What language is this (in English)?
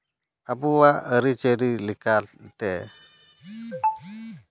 Santali